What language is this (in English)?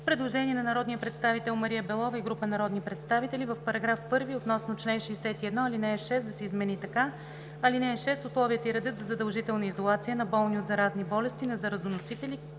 Bulgarian